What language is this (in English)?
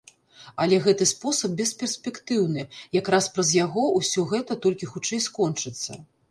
Belarusian